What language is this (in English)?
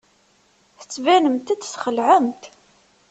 Kabyle